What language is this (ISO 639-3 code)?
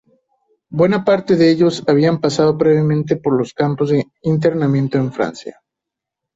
spa